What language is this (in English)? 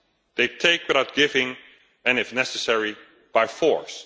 English